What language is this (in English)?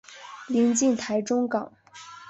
Chinese